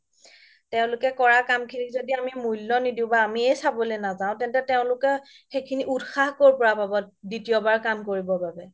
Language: Assamese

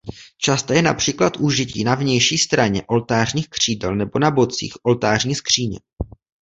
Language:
Czech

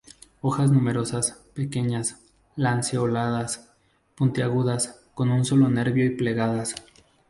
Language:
Spanish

